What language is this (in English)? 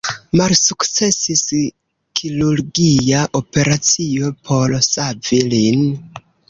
Esperanto